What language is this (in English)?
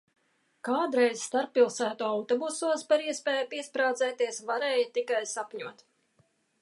Latvian